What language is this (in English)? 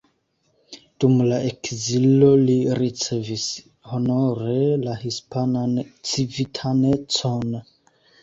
Esperanto